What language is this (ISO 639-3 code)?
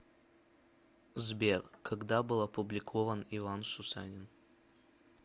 rus